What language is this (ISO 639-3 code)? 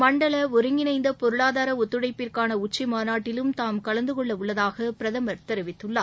tam